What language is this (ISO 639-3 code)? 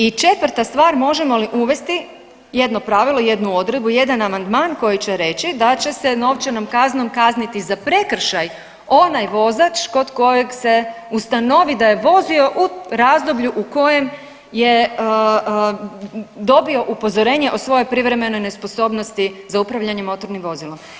hrv